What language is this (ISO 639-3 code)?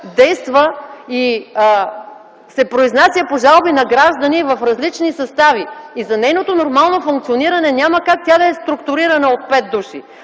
bul